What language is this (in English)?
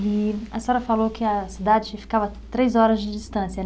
Portuguese